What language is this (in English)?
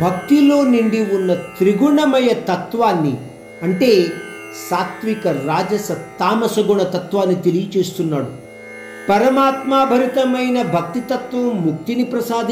Hindi